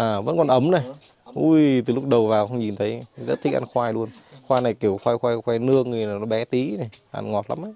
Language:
Vietnamese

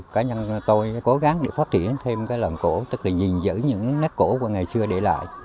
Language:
Vietnamese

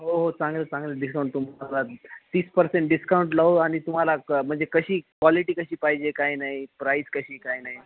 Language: Marathi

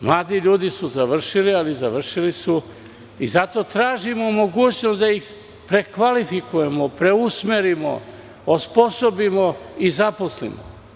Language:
Serbian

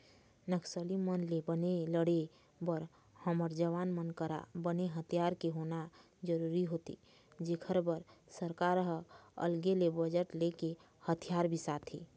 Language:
Chhattisgarhi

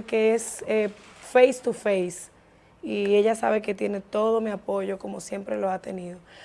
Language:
Spanish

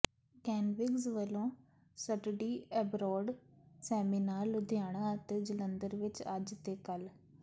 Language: Punjabi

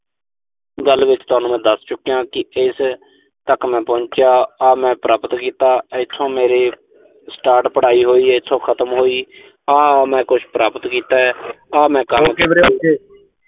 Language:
Punjabi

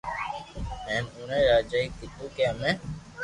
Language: Loarki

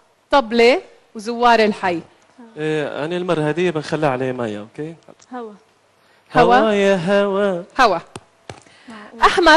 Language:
Arabic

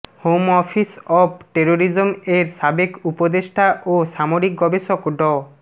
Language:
Bangla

